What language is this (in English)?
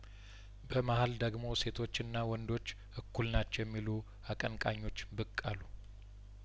Amharic